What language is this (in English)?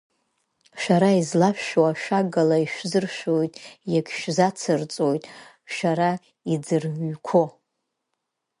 Abkhazian